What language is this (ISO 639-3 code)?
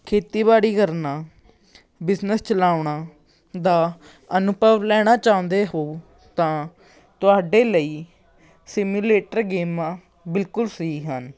pan